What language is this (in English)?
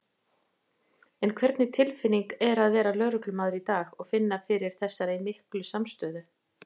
Icelandic